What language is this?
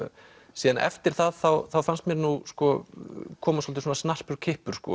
Icelandic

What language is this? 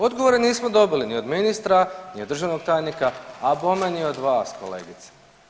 Croatian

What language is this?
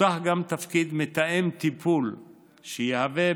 Hebrew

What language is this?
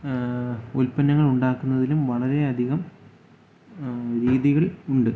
Malayalam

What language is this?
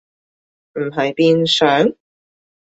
Cantonese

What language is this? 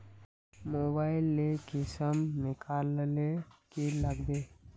Magahi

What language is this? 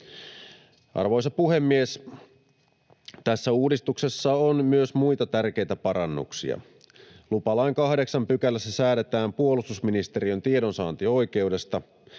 Finnish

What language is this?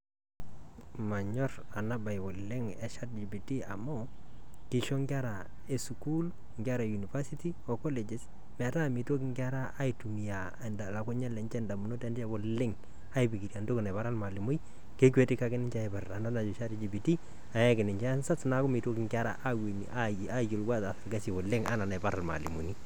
Masai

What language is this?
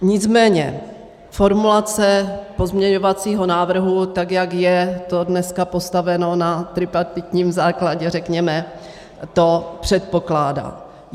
Czech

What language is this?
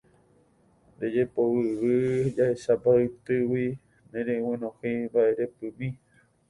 Guarani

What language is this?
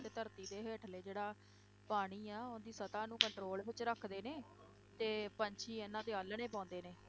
Punjabi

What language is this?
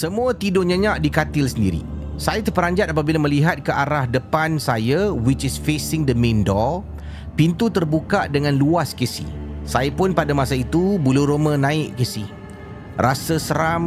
Malay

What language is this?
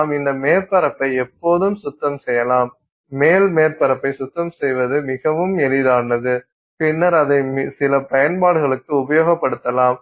Tamil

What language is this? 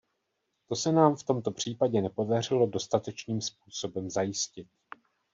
Czech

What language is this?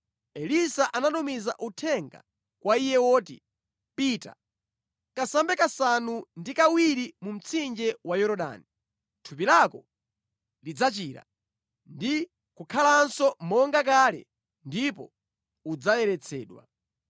Nyanja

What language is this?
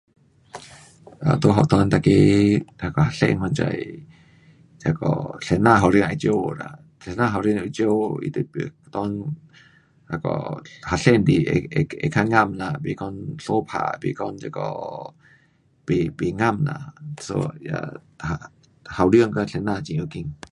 Pu-Xian Chinese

